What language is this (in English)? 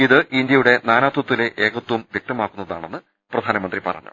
Malayalam